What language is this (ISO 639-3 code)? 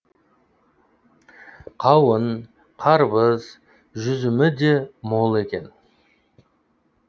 kaz